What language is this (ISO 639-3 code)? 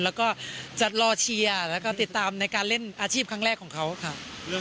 tha